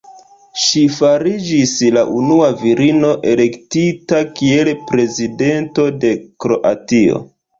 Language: Esperanto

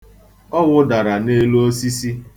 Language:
Igbo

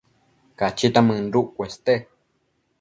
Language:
Matsés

